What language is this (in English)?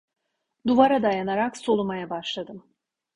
Turkish